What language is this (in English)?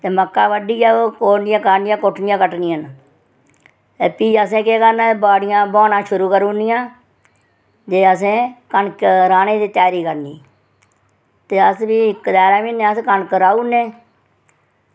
Dogri